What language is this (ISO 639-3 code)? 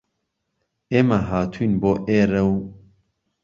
ckb